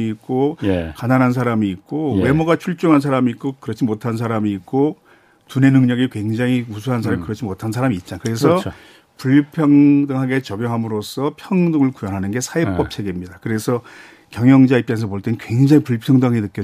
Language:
Korean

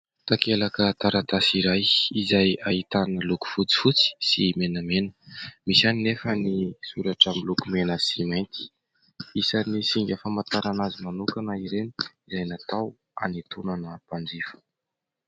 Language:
Malagasy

